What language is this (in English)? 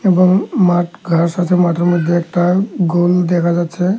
Bangla